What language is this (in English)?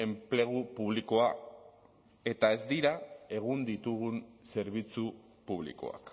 Basque